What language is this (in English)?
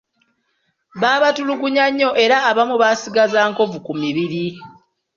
Ganda